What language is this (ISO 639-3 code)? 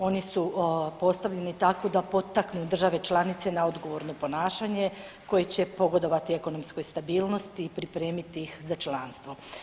hrv